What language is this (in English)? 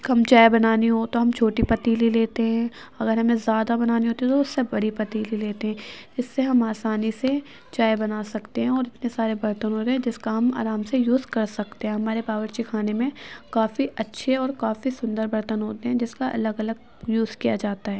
Urdu